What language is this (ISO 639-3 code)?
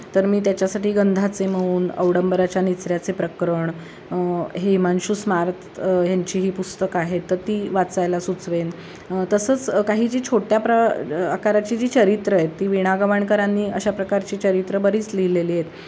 mar